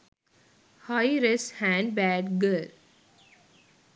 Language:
Sinhala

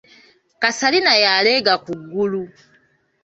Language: Ganda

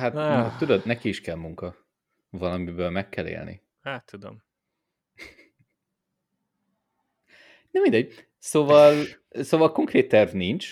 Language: Hungarian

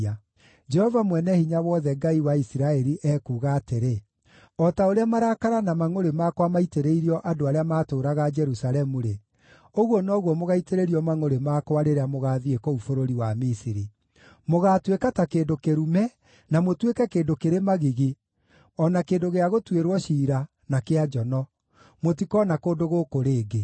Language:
Kikuyu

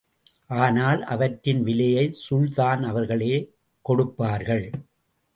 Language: Tamil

